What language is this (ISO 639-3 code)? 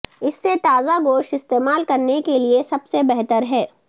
urd